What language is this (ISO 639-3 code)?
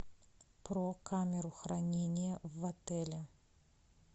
rus